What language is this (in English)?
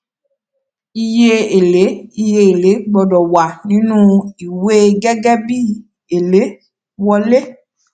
Yoruba